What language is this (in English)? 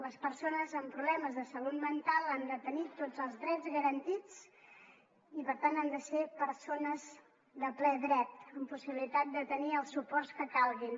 Catalan